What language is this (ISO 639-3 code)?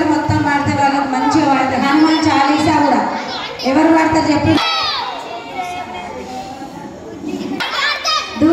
ind